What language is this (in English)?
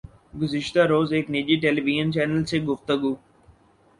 Urdu